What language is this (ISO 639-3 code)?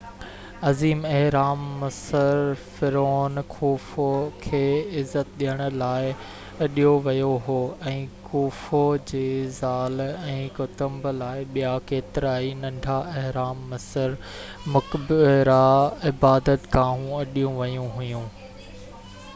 snd